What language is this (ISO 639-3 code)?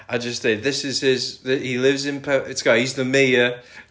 cym